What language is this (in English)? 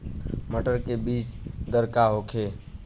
Bhojpuri